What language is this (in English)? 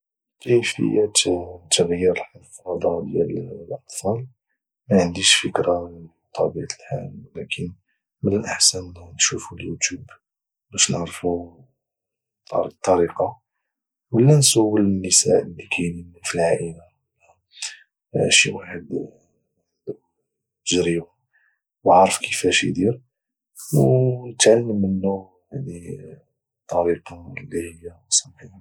Moroccan Arabic